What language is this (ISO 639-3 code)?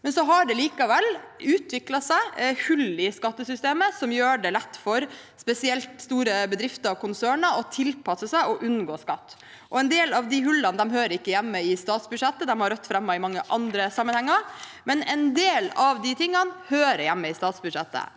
nor